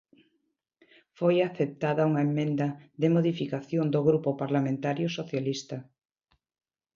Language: Galician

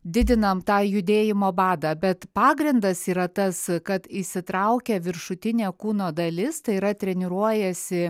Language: Lithuanian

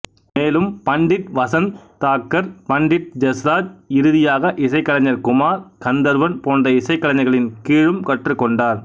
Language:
Tamil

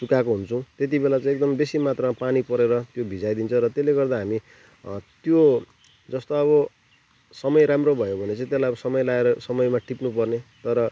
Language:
Nepali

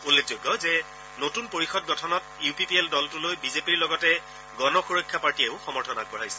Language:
Assamese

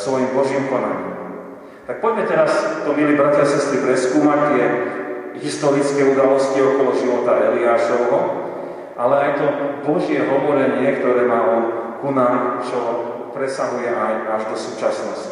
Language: Slovak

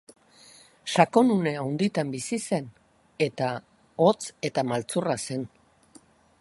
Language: Basque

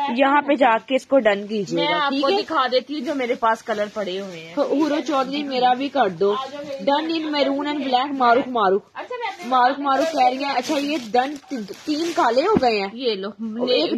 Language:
Hindi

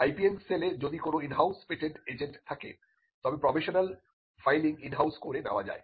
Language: Bangla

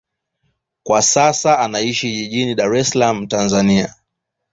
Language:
Swahili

